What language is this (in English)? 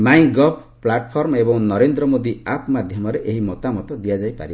Odia